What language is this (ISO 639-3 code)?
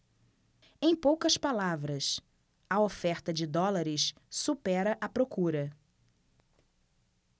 por